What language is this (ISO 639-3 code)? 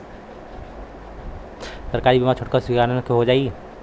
bho